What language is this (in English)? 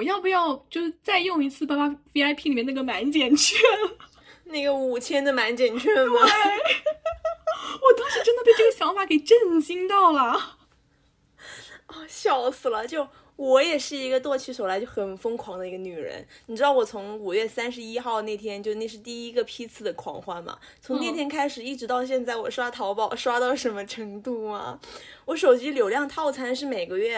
Chinese